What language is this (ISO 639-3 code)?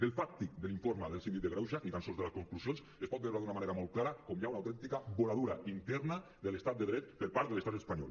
cat